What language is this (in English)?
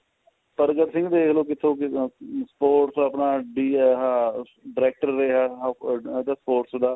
Punjabi